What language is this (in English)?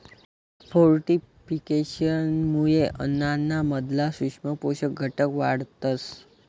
Marathi